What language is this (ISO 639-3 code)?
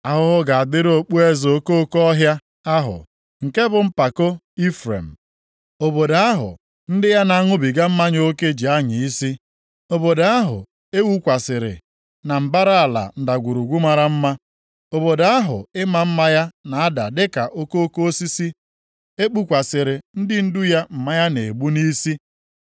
ibo